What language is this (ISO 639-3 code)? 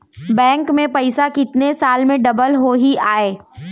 hne